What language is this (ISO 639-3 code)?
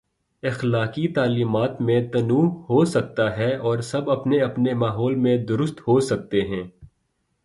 urd